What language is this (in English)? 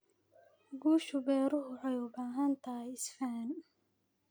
Somali